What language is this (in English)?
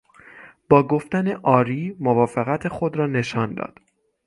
Persian